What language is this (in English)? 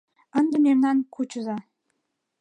Mari